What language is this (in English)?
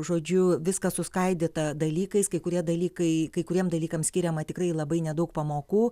Lithuanian